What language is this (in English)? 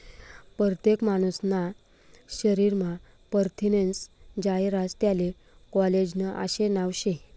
Marathi